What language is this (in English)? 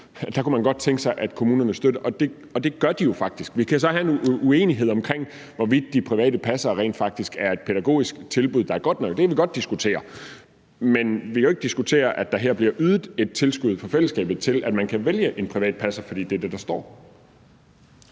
Danish